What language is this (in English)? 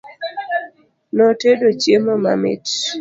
Luo (Kenya and Tanzania)